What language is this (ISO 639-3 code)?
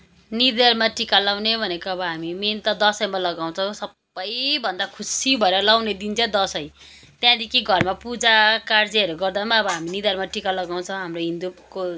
nep